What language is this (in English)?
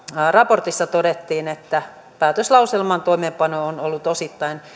Finnish